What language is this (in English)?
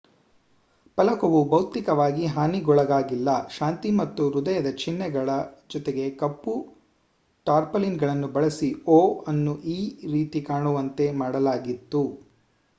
Kannada